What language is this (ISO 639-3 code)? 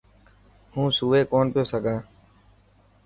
mki